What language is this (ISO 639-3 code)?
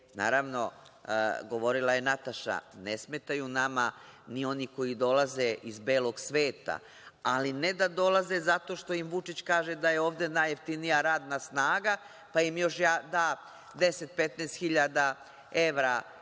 srp